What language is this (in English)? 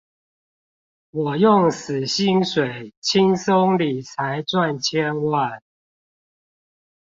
Chinese